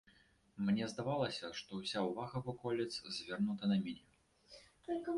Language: Belarusian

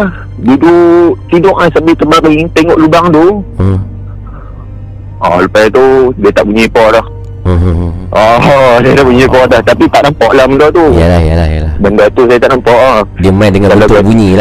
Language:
Malay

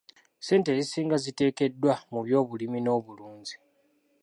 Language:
Ganda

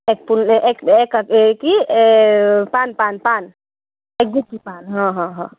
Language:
Assamese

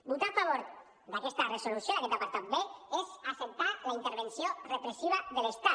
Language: Catalan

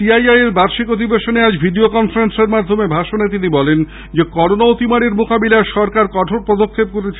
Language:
Bangla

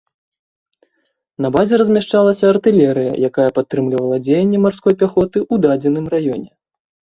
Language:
Belarusian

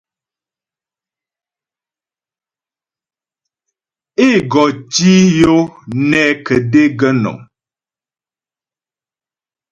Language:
Ghomala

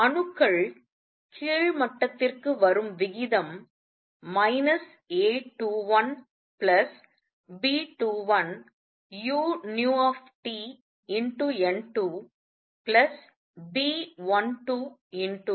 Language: Tamil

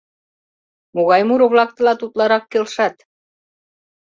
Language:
Mari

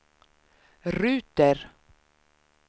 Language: Swedish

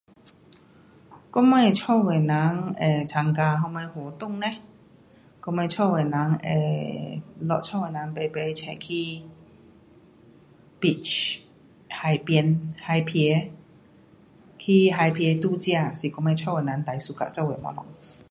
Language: Pu-Xian Chinese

